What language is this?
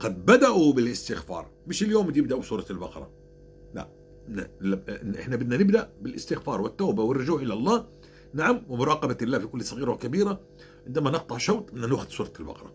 Arabic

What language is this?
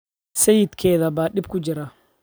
Somali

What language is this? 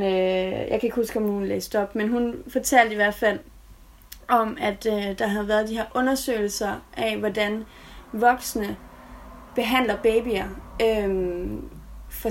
Danish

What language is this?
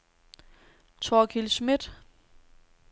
Danish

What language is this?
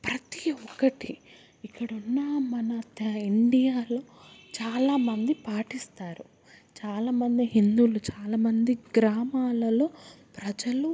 Telugu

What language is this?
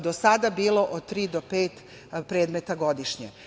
Serbian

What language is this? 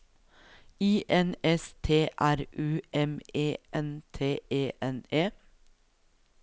Norwegian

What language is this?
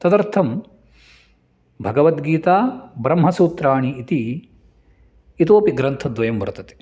Sanskrit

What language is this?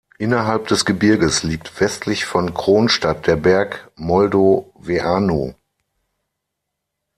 German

